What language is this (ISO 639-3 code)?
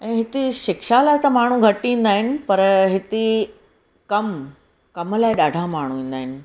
snd